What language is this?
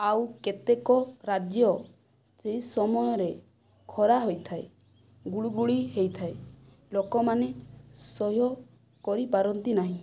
Odia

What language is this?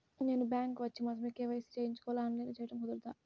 Telugu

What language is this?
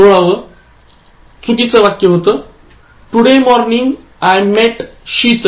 Marathi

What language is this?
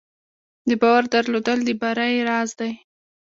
Pashto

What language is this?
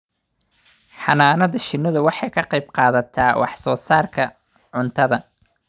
Somali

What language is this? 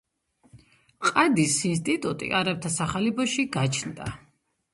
Georgian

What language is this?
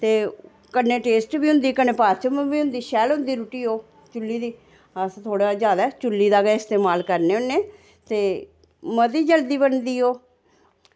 Dogri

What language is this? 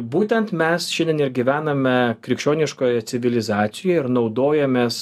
Lithuanian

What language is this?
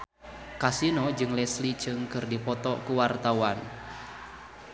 Sundanese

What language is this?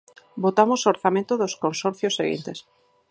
Galician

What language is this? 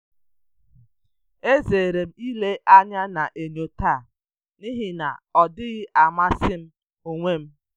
Igbo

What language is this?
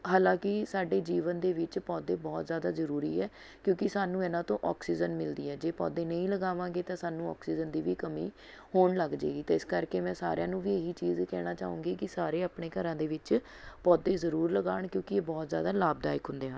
Punjabi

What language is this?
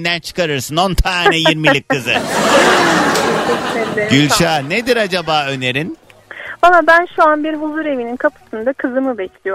Turkish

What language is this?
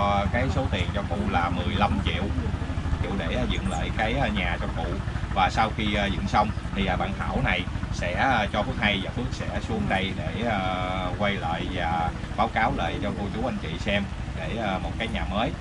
Vietnamese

